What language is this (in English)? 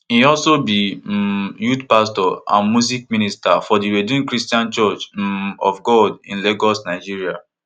Nigerian Pidgin